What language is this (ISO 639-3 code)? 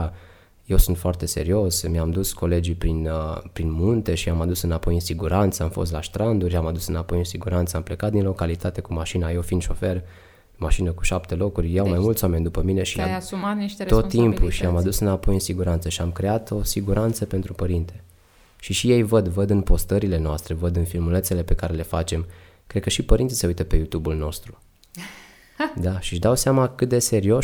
ron